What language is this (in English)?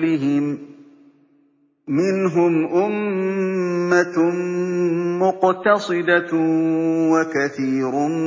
Arabic